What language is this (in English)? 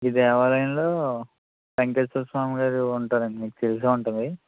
Telugu